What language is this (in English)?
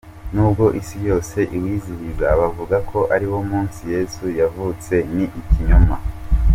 Kinyarwanda